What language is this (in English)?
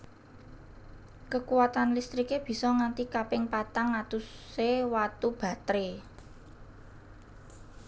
Javanese